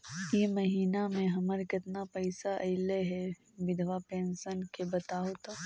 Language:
Magahi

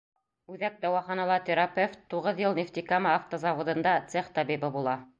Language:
Bashkir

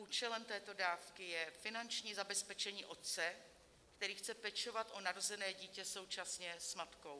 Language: Czech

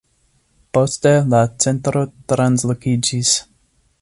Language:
Esperanto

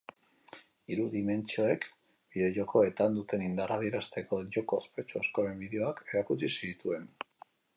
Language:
Basque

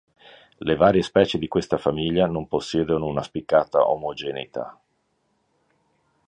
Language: Italian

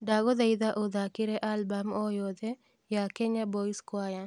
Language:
Kikuyu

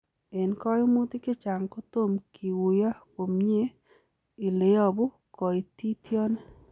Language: Kalenjin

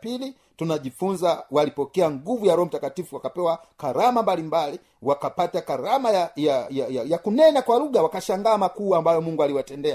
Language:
Swahili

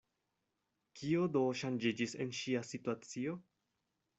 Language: Esperanto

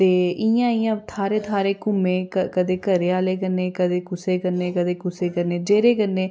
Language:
Dogri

